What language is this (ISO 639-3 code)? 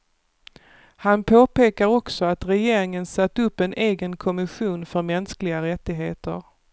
swe